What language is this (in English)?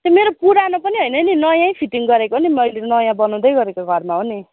Nepali